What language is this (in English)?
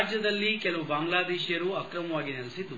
Kannada